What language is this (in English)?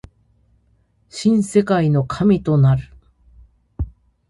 Japanese